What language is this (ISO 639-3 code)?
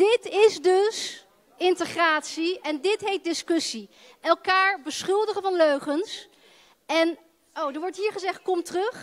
nld